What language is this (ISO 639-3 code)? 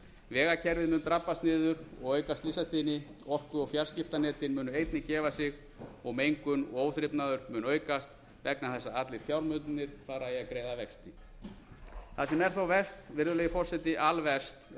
isl